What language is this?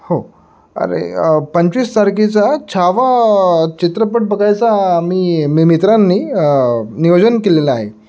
Marathi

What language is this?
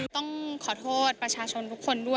Thai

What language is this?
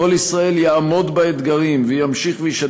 Hebrew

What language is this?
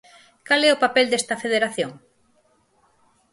Galician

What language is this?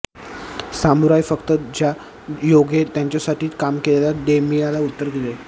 Marathi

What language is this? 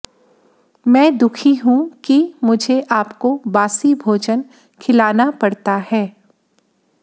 Hindi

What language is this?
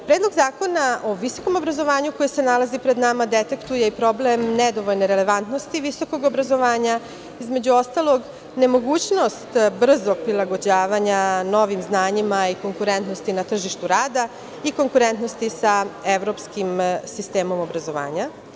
Serbian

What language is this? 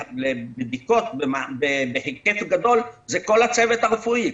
Hebrew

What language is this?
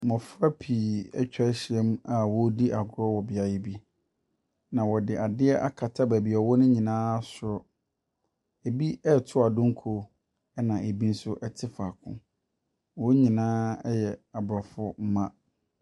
Akan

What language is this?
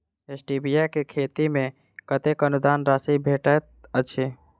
Maithili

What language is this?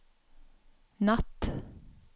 Norwegian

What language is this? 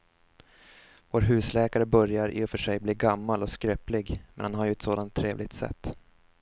Swedish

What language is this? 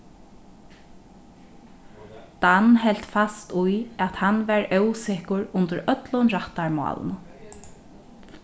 Faroese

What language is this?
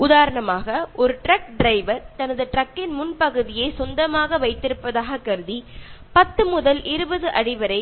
Malayalam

